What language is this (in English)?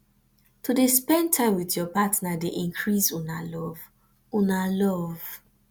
Nigerian Pidgin